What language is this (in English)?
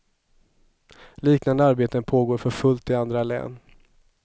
Swedish